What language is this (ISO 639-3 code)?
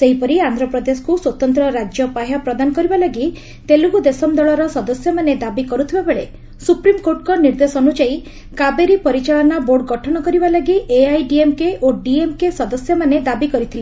ori